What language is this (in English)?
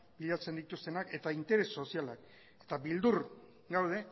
Basque